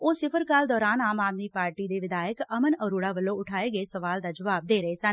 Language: Punjabi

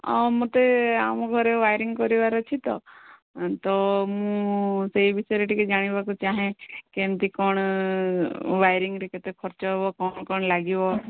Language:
Odia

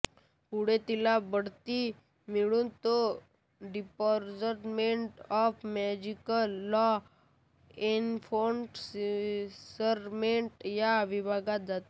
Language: Marathi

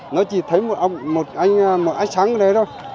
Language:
Vietnamese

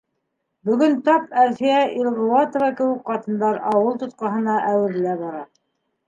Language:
Bashkir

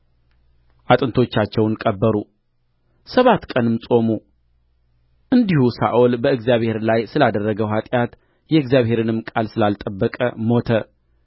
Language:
Amharic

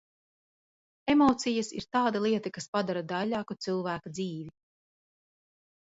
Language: Latvian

